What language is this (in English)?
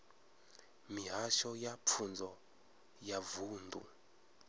Venda